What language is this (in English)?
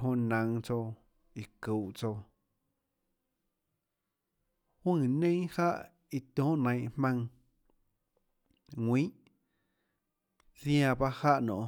Tlacoatzintepec Chinantec